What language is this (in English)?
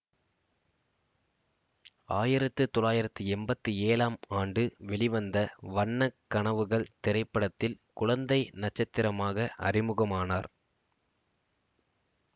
Tamil